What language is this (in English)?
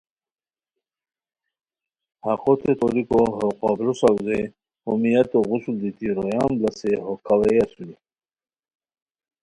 Khowar